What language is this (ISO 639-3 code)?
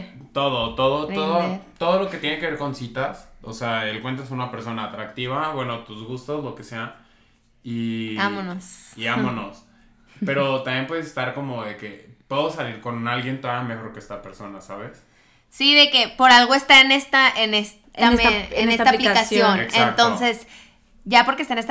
spa